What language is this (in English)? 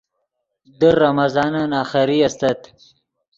Yidgha